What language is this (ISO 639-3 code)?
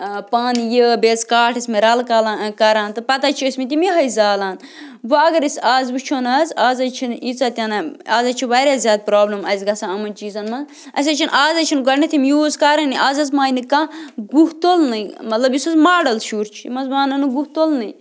kas